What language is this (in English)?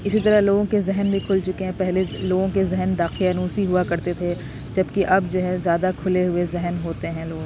Urdu